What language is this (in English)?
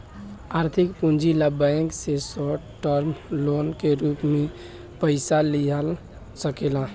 Bhojpuri